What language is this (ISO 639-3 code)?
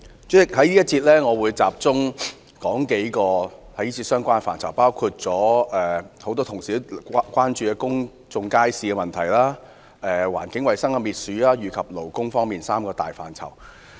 yue